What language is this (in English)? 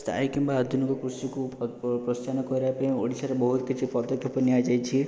Odia